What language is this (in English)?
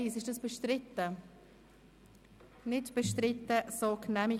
Swiss German